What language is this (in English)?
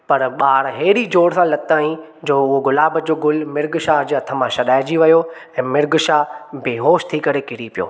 Sindhi